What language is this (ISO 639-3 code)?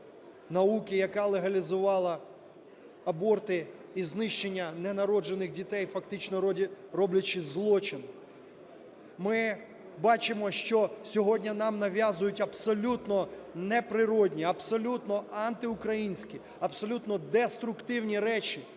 ukr